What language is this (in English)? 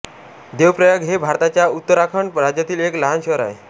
Marathi